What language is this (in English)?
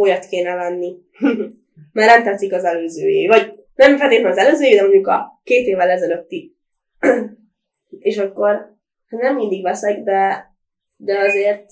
Hungarian